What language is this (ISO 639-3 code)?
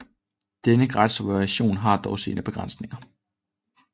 dan